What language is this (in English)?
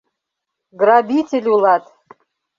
Mari